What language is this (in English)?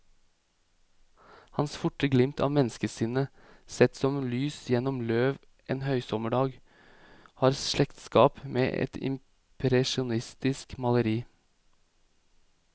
Norwegian